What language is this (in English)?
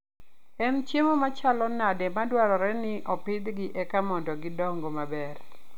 Luo (Kenya and Tanzania)